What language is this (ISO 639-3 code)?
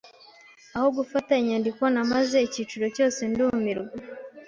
kin